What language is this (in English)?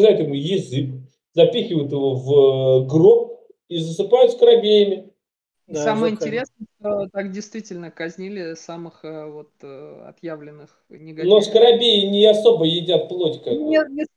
Russian